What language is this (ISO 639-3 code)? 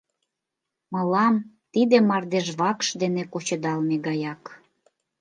chm